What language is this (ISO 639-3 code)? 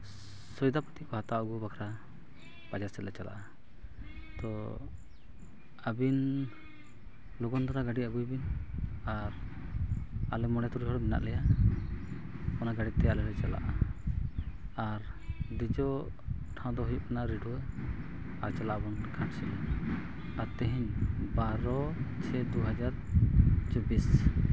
sat